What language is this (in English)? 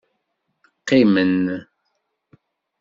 Kabyle